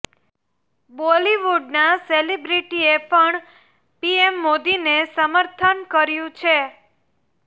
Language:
Gujarati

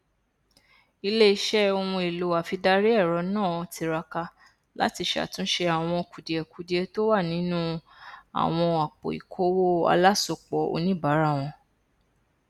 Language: Yoruba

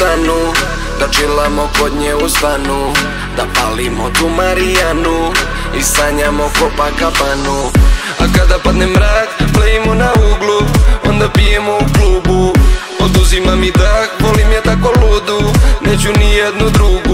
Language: Romanian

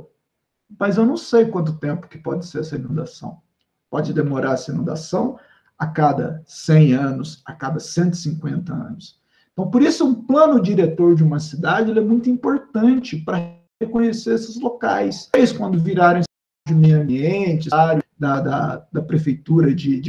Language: Portuguese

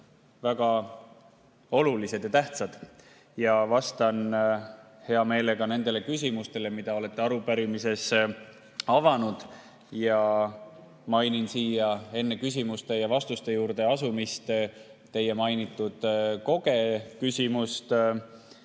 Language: Estonian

